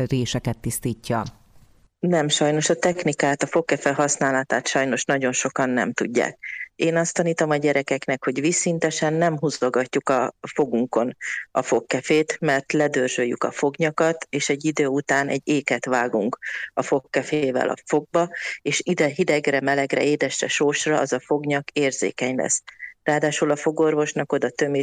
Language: Hungarian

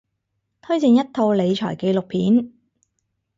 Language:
Cantonese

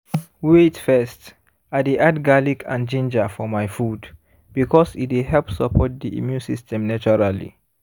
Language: Nigerian Pidgin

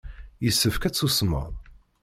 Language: Kabyle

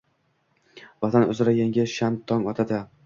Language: Uzbek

